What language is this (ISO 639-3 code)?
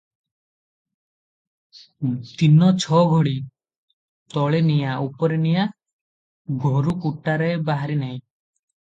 ori